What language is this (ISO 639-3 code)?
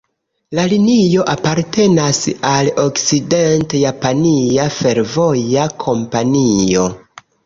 epo